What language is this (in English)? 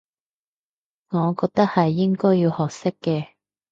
Cantonese